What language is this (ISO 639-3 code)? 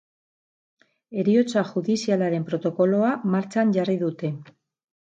eus